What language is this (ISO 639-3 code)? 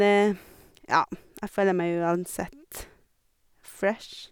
nor